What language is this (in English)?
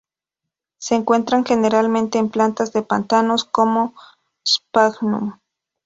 Spanish